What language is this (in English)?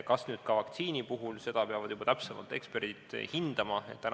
Estonian